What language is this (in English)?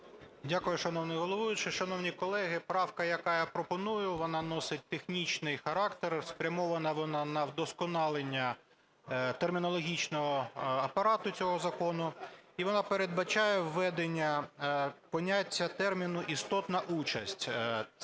Ukrainian